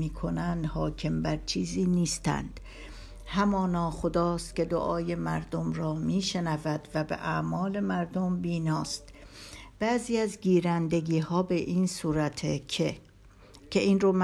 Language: Persian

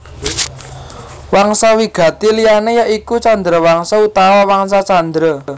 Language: Javanese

